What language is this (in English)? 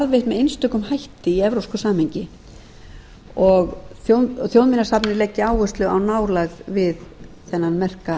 Icelandic